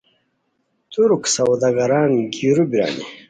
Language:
Khowar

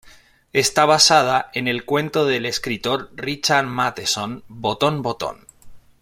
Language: Spanish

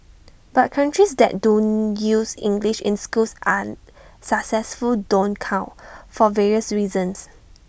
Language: English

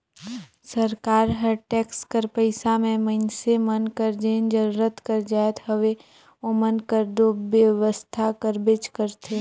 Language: Chhattisgarhi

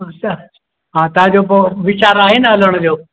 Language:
Sindhi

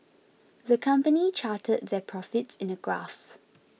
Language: English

